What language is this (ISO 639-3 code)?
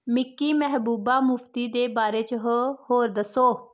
doi